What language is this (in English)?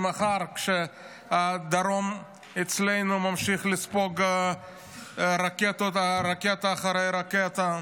Hebrew